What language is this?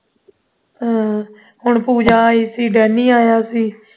Punjabi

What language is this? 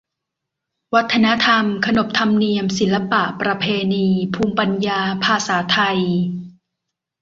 Thai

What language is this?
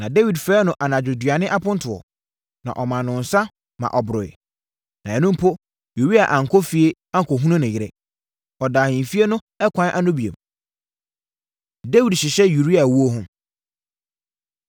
Akan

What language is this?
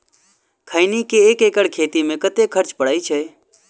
Maithili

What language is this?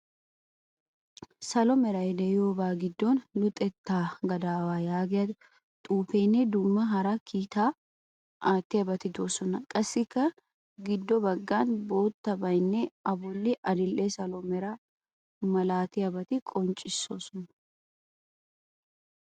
Wolaytta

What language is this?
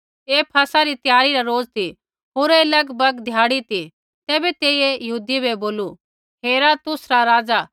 Kullu Pahari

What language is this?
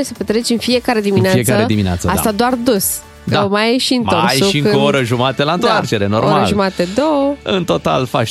Romanian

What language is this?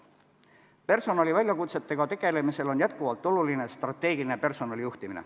Estonian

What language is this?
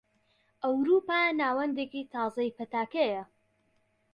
Central Kurdish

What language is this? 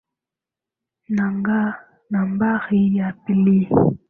Swahili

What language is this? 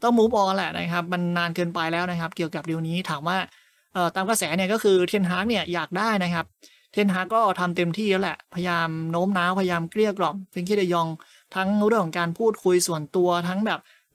Thai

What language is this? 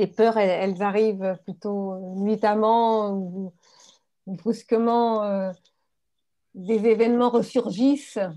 French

